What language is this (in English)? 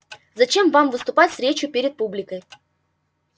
Russian